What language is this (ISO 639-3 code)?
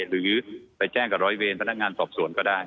tha